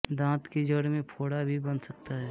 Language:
Hindi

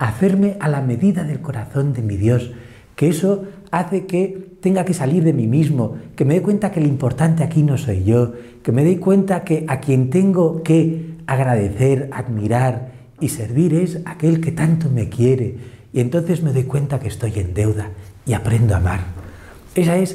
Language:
Spanish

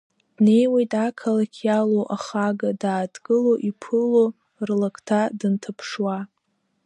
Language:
Abkhazian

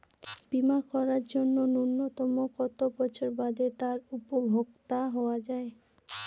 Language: Bangla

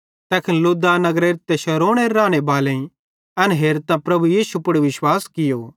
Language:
Bhadrawahi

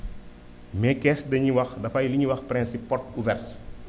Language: Wolof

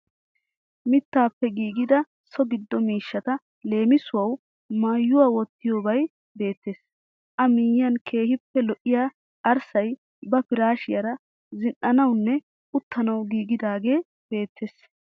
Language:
Wolaytta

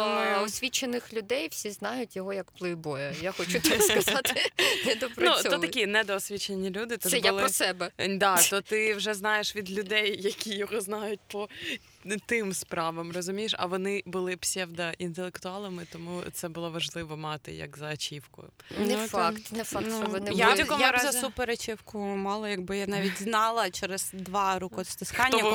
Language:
Ukrainian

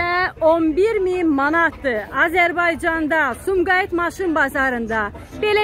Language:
Turkish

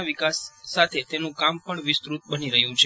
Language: Gujarati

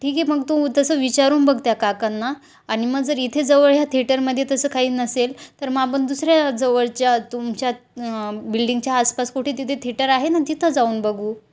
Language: Marathi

